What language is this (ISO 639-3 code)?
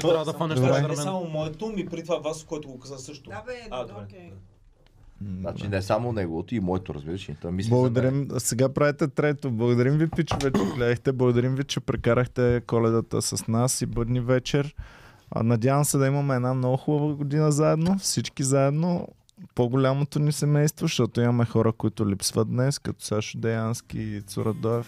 bul